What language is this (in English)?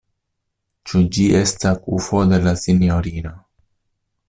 Esperanto